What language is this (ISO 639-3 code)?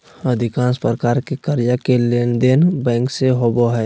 mag